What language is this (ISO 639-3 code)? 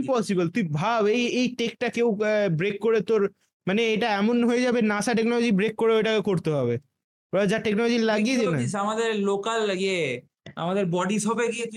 ben